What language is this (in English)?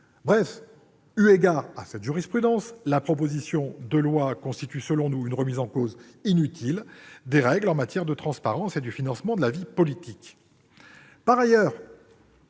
French